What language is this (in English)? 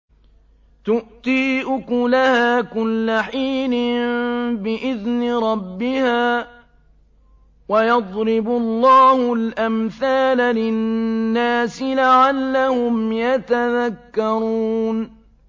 Arabic